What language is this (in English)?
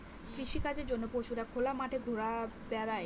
Bangla